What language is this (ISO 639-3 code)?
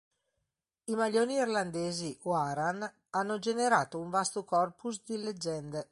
ita